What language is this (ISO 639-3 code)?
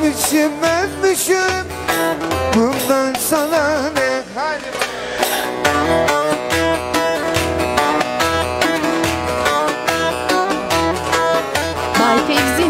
bul